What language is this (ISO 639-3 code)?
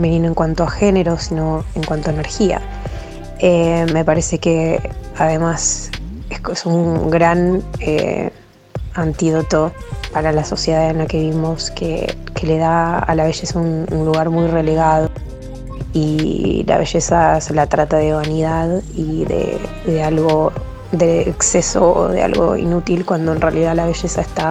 spa